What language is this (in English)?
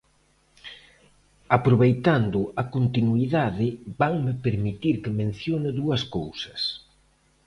Galician